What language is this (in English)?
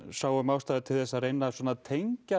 Icelandic